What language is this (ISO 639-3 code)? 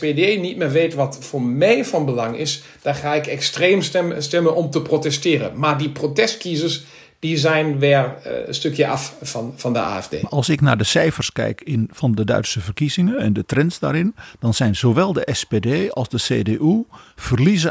nld